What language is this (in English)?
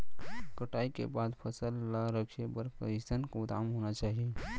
Chhattisgarhi